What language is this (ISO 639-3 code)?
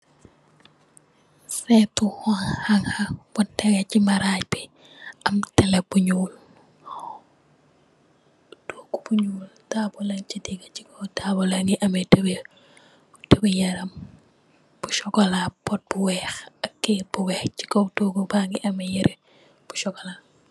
wol